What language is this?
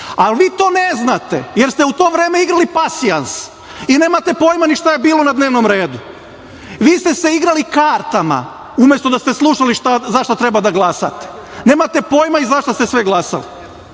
Serbian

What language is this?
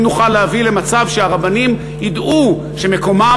Hebrew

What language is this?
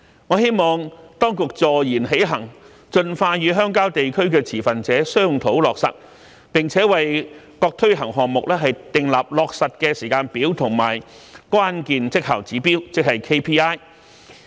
Cantonese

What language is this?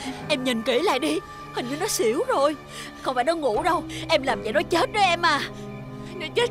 Vietnamese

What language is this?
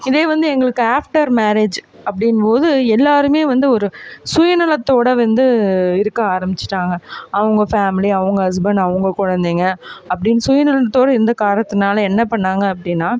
Tamil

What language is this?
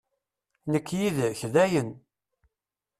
Kabyle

